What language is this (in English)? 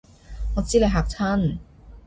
Cantonese